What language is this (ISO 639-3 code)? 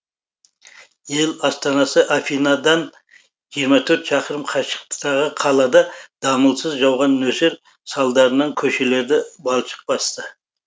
kaz